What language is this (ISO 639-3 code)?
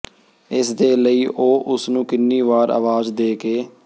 pan